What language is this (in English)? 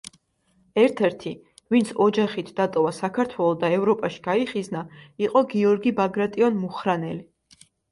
Georgian